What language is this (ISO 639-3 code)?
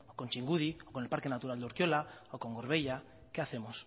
spa